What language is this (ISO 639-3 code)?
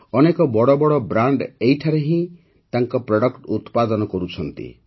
ori